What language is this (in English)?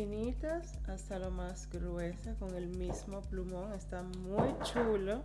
Spanish